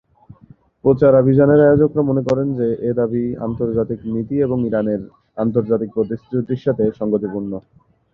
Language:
Bangla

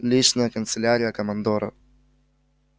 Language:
Russian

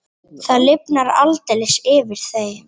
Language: Icelandic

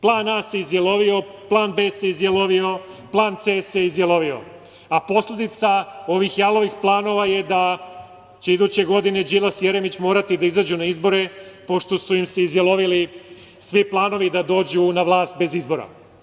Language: Serbian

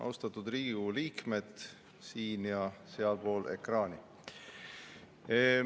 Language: Estonian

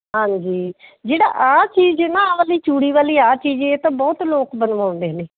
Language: Punjabi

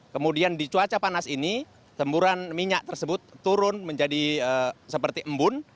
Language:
Indonesian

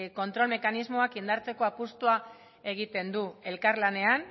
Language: Basque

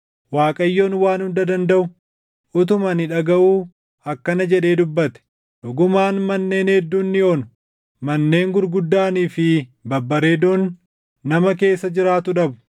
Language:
Oromo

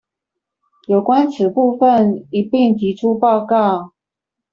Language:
Chinese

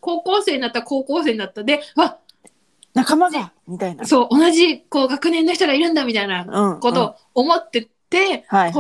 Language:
Japanese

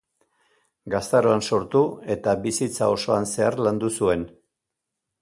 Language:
Basque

